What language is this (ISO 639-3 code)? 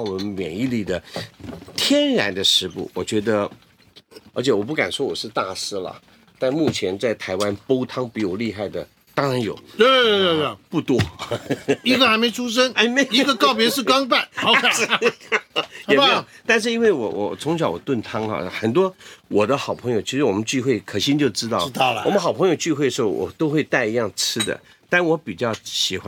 zho